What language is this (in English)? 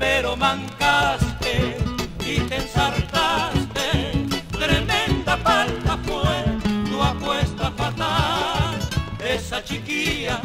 Spanish